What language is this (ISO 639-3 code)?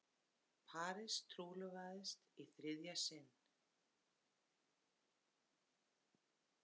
isl